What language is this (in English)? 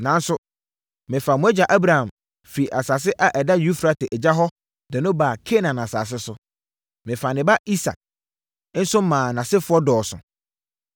Akan